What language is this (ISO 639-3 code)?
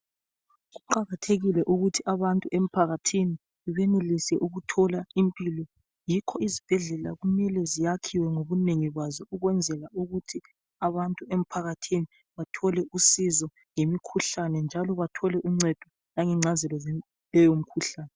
nde